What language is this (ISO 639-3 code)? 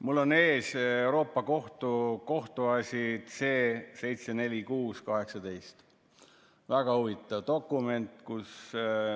est